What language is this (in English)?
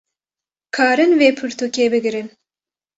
Kurdish